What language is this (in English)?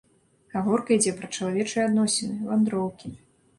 Belarusian